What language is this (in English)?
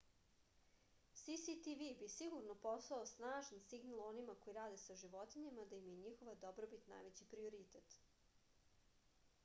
Serbian